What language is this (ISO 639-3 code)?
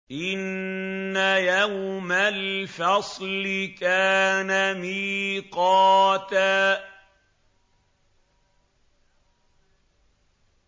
ara